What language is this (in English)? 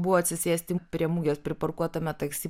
Lithuanian